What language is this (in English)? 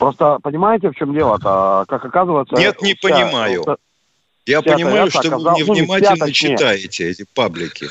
Russian